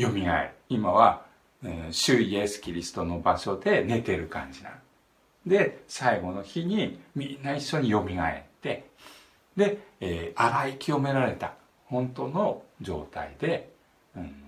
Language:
Japanese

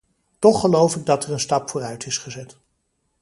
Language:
Dutch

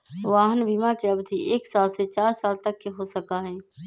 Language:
Magahi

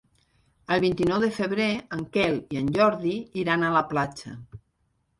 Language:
Catalan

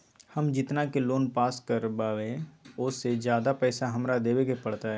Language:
Magahi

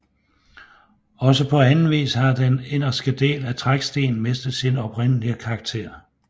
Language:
Danish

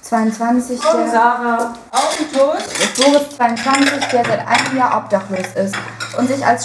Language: German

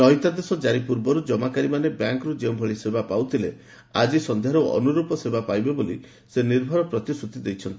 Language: Odia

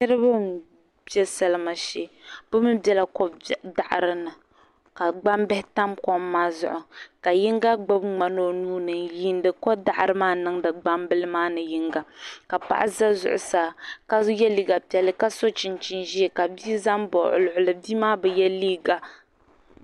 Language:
Dagbani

